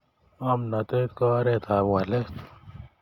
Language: Kalenjin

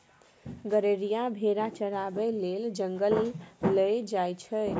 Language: Maithili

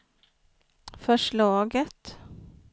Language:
Swedish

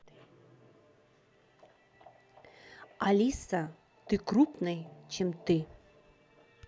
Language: Russian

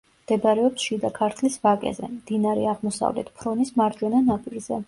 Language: Georgian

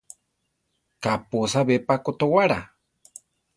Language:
Central Tarahumara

